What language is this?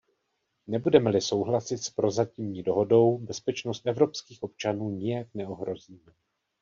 Czech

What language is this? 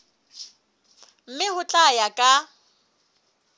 Southern Sotho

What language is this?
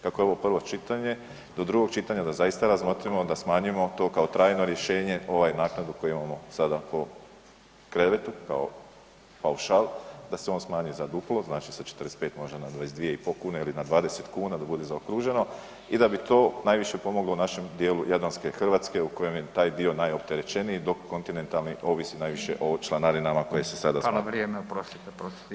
Croatian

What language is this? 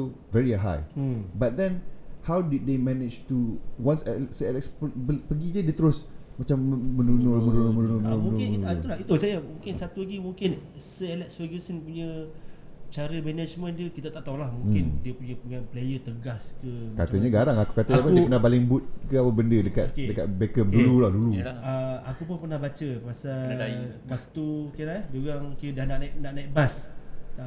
Malay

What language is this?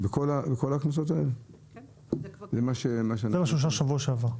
Hebrew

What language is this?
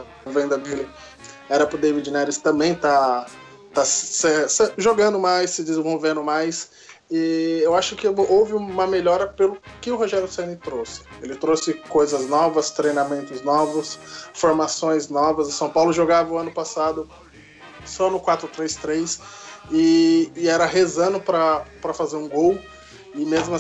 Portuguese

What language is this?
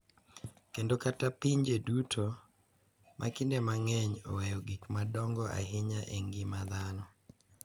Luo (Kenya and Tanzania)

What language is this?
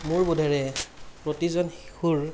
Assamese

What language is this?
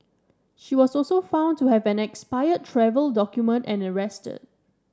English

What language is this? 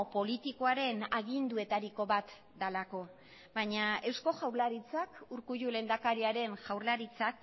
Basque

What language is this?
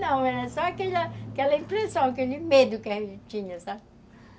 Portuguese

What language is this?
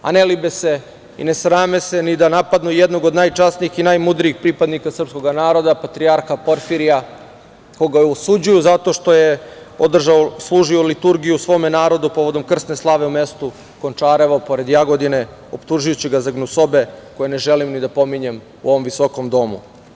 Serbian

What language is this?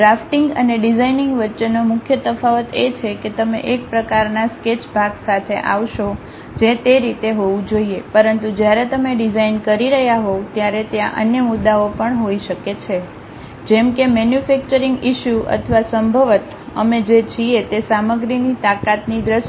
Gujarati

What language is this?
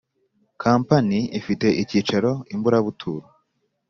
Kinyarwanda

